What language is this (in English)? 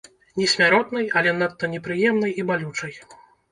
Belarusian